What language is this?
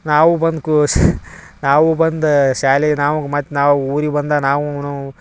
Kannada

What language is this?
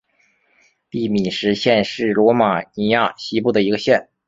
Chinese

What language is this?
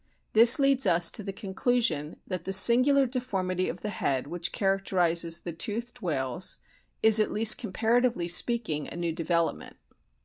English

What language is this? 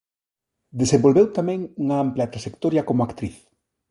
Galician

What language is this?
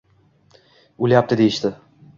Uzbek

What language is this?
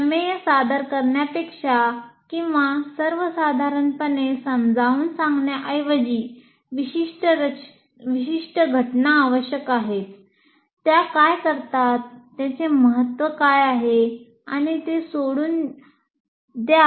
Marathi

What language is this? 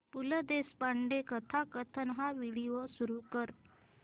Marathi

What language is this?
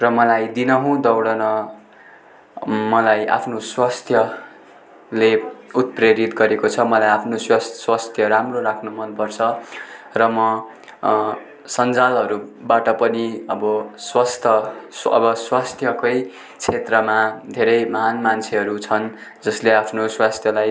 Nepali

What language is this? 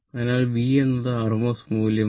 Malayalam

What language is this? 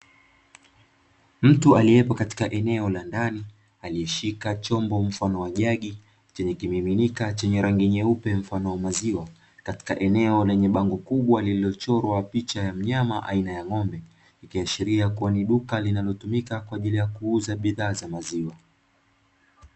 Swahili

